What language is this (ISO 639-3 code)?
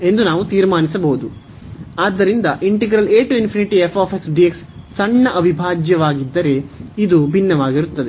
kan